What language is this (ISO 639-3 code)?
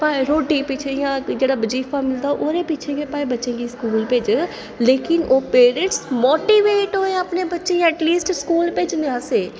doi